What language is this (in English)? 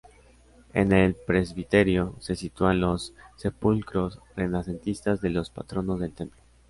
Spanish